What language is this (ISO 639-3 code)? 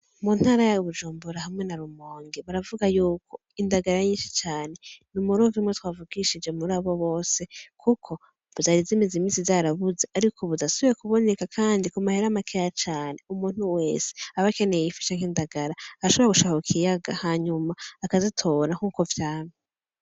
run